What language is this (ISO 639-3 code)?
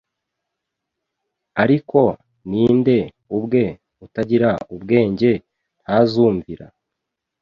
kin